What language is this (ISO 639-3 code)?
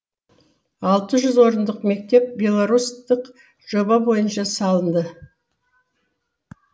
kaz